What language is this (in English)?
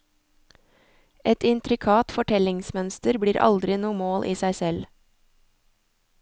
Norwegian